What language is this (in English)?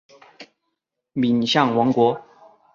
Chinese